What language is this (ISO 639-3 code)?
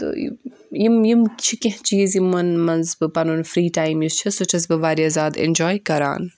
kas